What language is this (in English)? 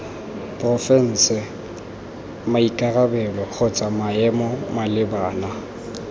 Tswana